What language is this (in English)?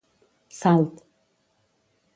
Catalan